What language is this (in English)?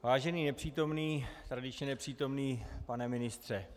Czech